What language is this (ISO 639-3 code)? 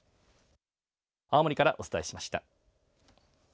jpn